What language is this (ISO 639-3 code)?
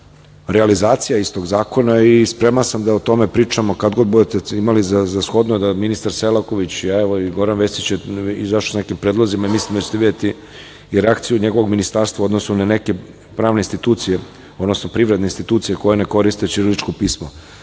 srp